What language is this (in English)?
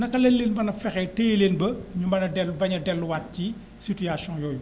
Wolof